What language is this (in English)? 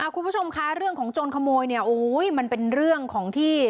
Thai